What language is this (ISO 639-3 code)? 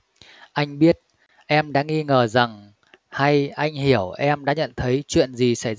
vie